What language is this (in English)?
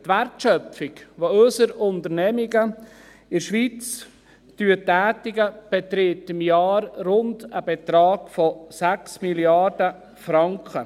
Swiss German